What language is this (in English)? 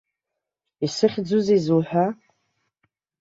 Abkhazian